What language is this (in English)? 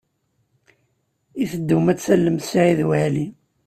Kabyle